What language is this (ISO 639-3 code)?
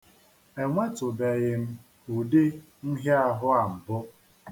ibo